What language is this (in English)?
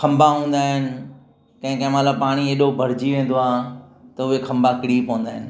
Sindhi